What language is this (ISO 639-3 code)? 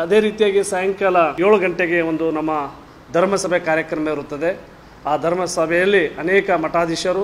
kan